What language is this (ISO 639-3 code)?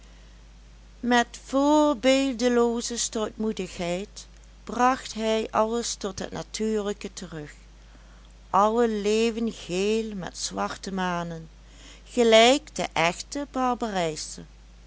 nld